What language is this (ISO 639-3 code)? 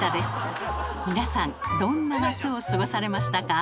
jpn